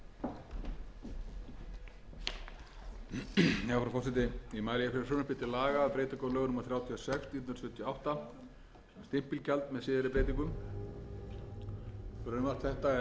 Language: Icelandic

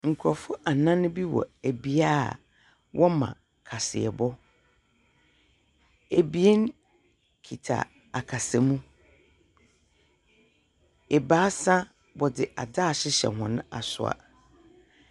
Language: Akan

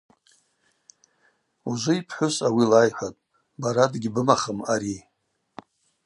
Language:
Abaza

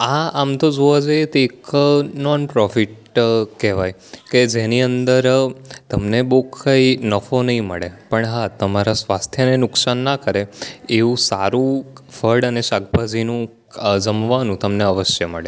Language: Gujarati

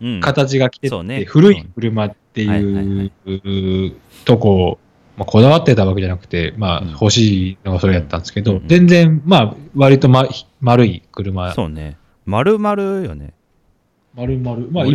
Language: Japanese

